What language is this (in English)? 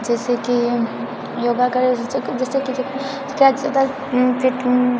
Maithili